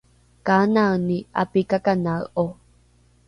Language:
Rukai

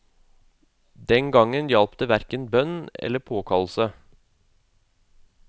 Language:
Norwegian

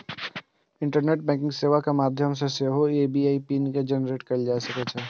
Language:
Maithili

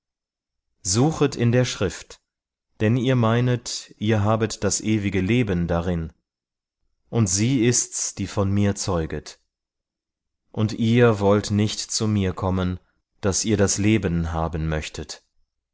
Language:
German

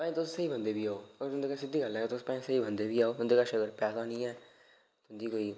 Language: Dogri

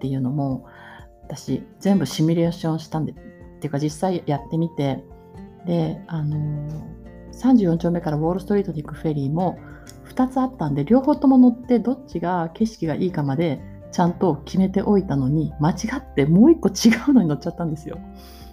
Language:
Japanese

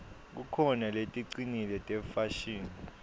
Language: Swati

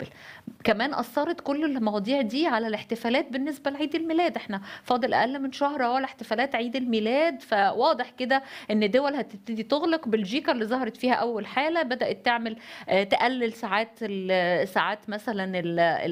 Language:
Arabic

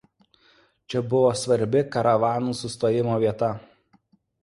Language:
Lithuanian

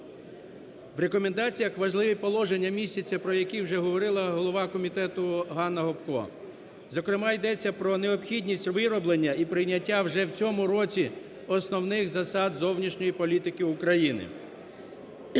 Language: Ukrainian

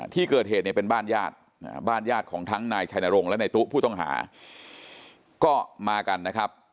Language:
Thai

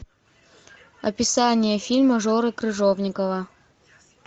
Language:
Russian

